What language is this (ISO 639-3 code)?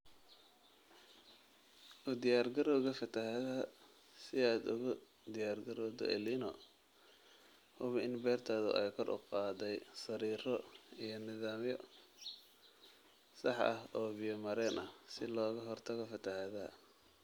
som